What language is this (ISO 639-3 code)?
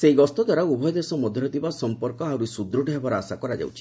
ori